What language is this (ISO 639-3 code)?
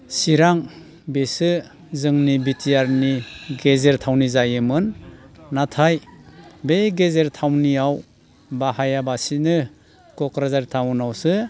brx